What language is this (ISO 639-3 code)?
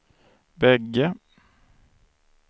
swe